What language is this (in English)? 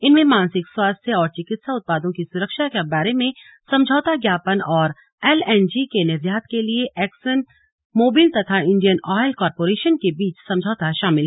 Hindi